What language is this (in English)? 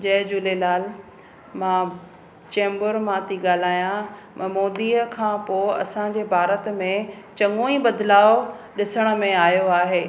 Sindhi